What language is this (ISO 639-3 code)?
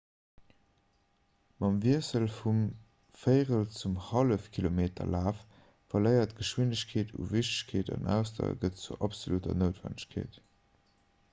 ltz